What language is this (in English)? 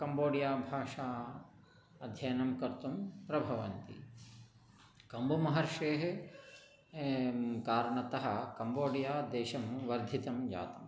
Sanskrit